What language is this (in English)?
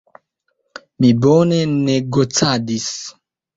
Esperanto